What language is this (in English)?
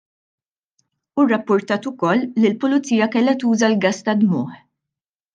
Maltese